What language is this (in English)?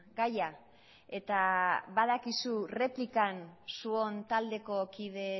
Basque